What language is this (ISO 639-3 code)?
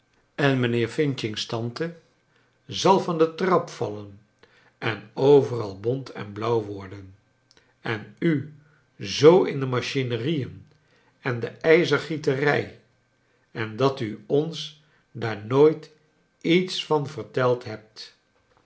nld